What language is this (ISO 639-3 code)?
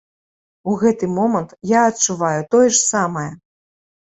bel